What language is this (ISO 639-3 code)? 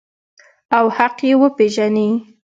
pus